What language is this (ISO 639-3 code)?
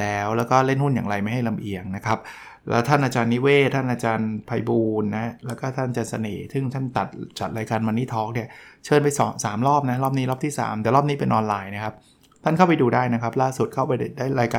tha